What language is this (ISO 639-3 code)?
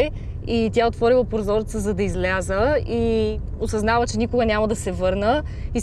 bul